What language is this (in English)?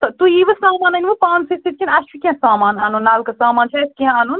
Kashmiri